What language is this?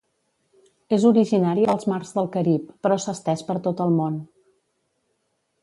Catalan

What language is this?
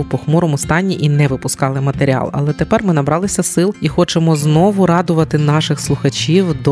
Ukrainian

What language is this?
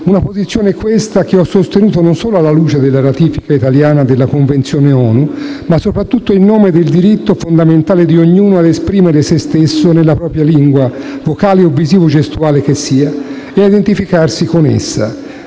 Italian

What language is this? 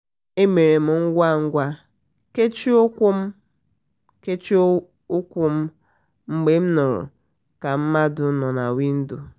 Igbo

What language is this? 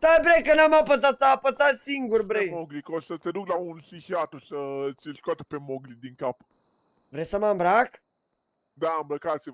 Romanian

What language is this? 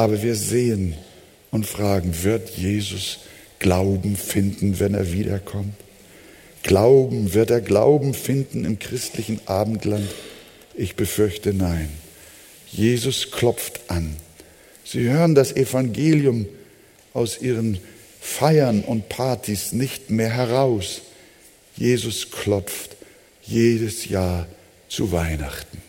German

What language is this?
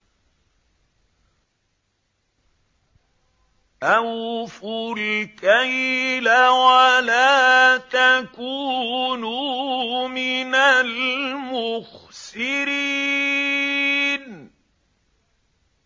Arabic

